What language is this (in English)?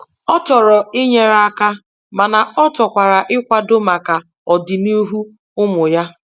Igbo